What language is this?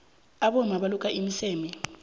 South Ndebele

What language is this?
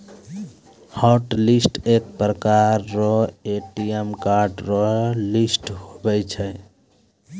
Maithili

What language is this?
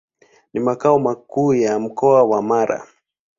Swahili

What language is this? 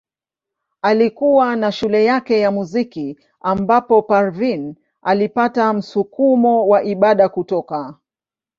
Swahili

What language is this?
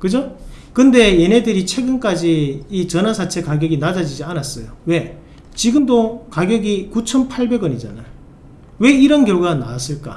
Korean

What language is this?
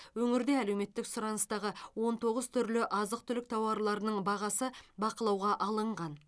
Kazakh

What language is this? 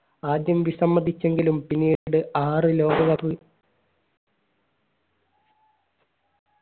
Malayalam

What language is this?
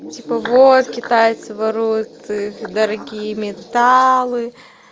Russian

